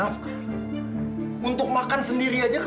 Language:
Indonesian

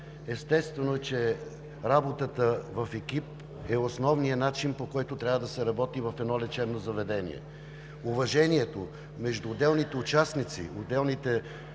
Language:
Bulgarian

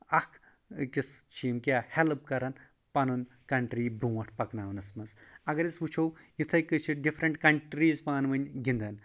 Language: Kashmiri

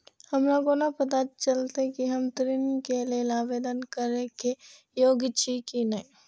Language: Maithili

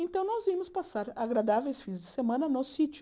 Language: Portuguese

